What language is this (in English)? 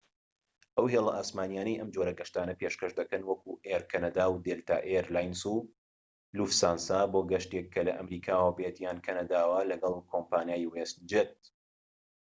Central Kurdish